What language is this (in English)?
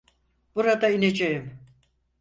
Turkish